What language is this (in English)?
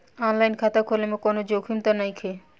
Bhojpuri